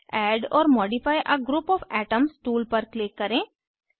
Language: Hindi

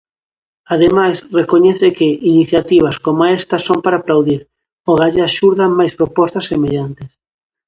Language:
Galician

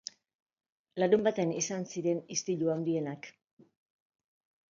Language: Basque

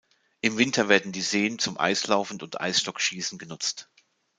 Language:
German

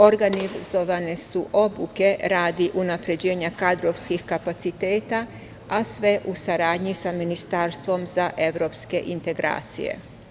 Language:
Serbian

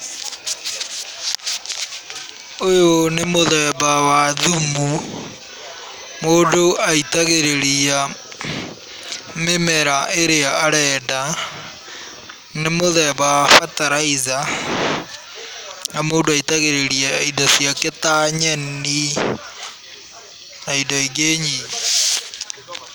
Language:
Kikuyu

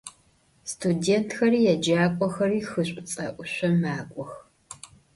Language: Adyghe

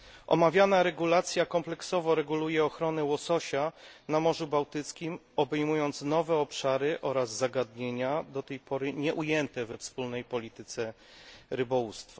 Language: Polish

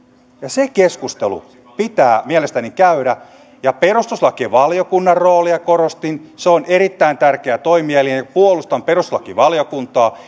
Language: Finnish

